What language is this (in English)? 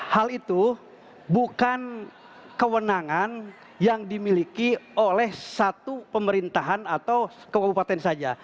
Indonesian